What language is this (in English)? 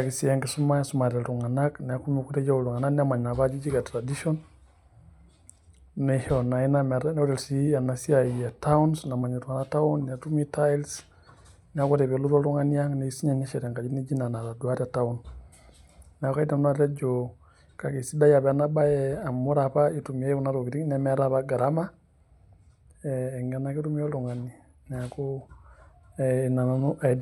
Masai